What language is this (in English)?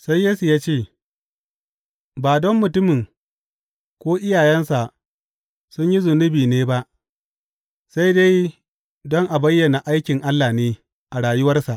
Hausa